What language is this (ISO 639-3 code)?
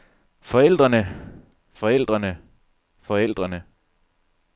dan